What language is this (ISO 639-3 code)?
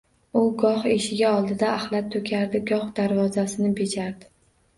uzb